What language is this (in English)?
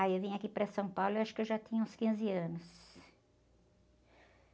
Portuguese